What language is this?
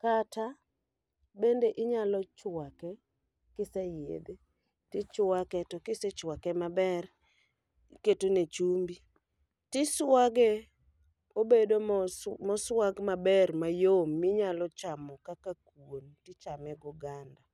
Luo (Kenya and Tanzania)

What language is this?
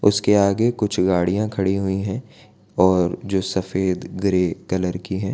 Hindi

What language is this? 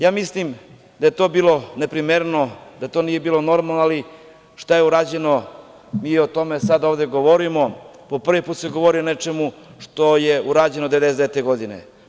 Serbian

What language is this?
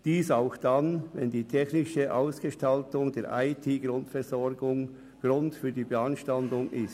Swiss German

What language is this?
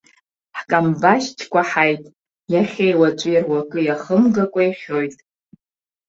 Abkhazian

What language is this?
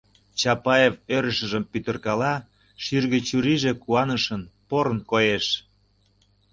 Mari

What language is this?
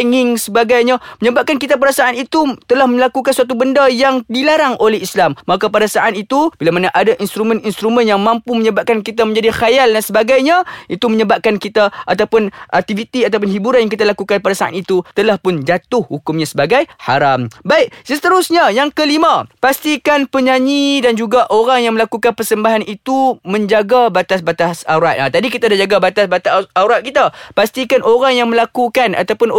Malay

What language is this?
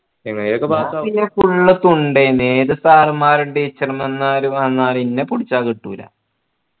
Malayalam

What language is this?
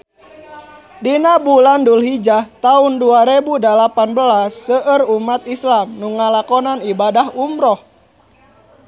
Sundanese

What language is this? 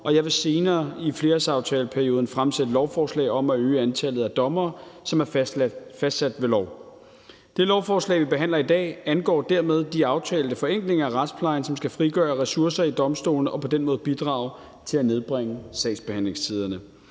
Danish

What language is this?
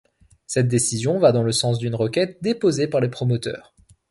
French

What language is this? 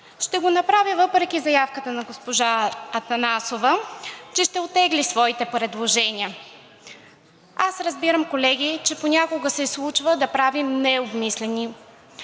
Bulgarian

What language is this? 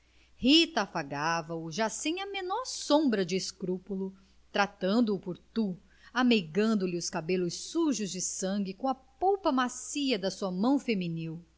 Portuguese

